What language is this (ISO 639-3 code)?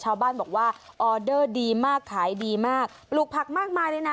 tha